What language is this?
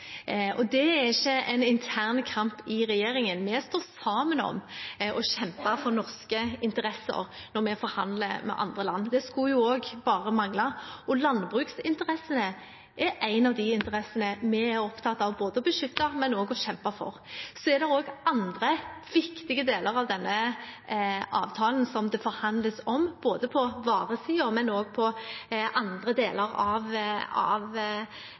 Norwegian Bokmål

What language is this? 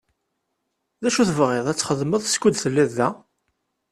Kabyle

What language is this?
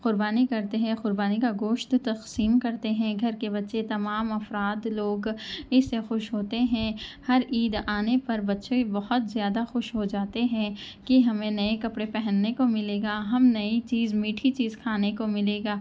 Urdu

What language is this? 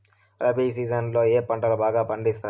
Telugu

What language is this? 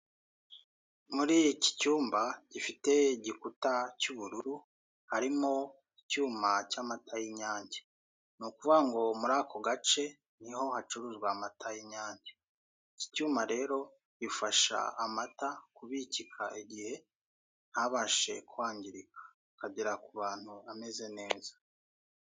Kinyarwanda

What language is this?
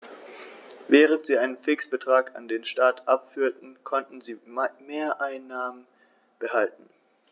German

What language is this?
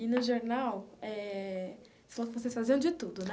Portuguese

